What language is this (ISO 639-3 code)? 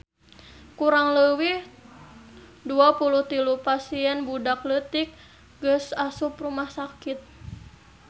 sun